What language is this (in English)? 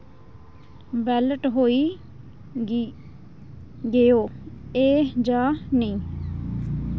Dogri